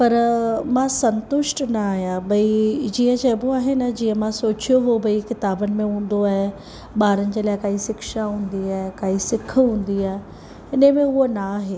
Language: Sindhi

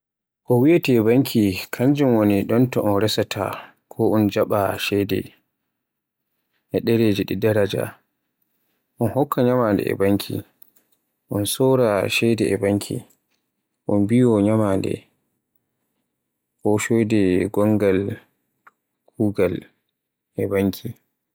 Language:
Borgu Fulfulde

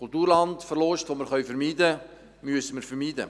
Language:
Swiss German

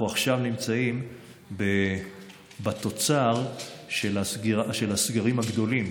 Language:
Hebrew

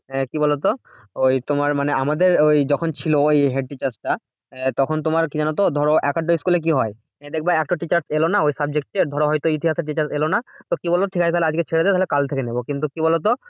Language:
Bangla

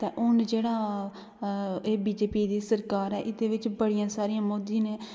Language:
Dogri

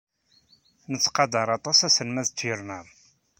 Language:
Kabyle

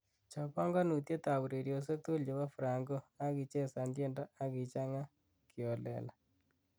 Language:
Kalenjin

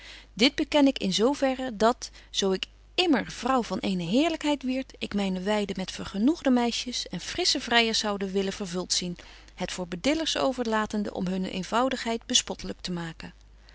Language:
Dutch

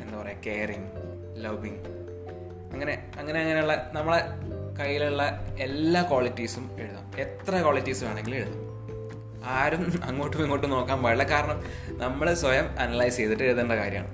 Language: Malayalam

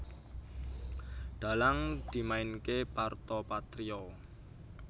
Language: Javanese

